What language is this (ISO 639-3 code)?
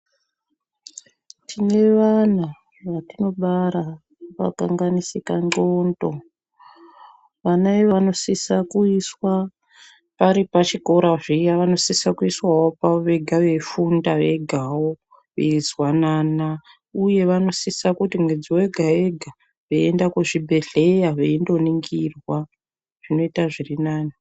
ndc